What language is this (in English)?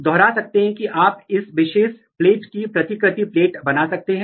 Hindi